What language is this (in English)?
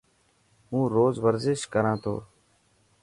Dhatki